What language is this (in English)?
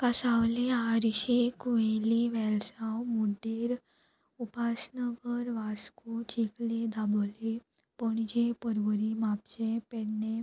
Konkani